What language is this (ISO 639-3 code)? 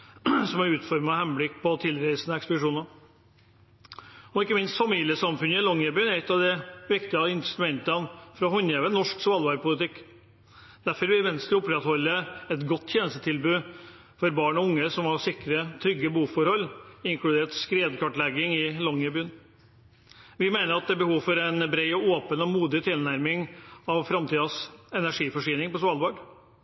nob